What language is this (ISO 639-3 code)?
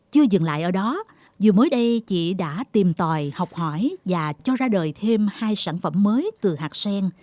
vie